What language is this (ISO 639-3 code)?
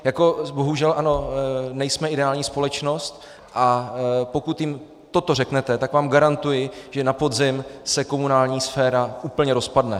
ces